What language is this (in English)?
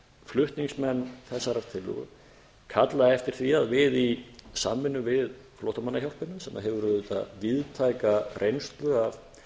Icelandic